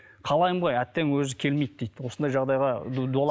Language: Kazakh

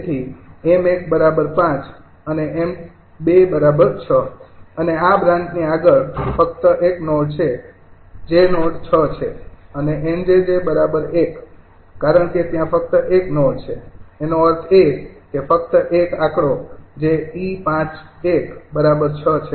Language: Gujarati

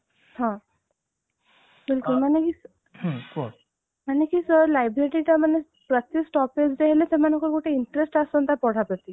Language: Odia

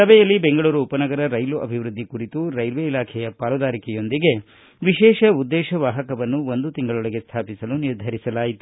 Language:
Kannada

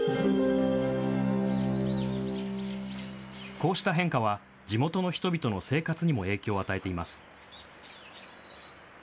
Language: Japanese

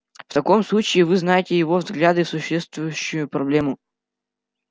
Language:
Russian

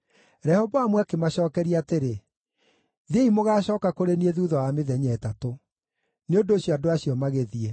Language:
Kikuyu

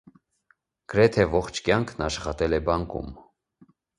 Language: Armenian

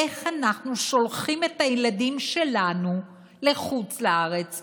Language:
Hebrew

